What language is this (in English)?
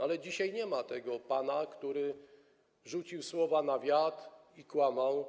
Polish